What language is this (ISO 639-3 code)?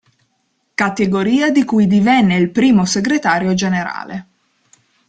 ita